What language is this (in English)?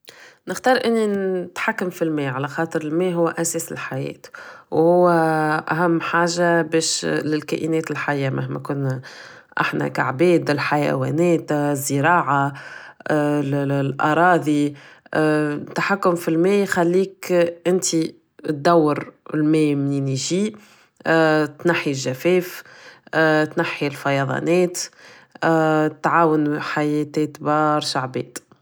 Tunisian Arabic